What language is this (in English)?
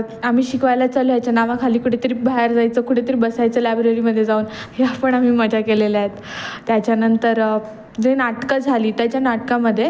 Marathi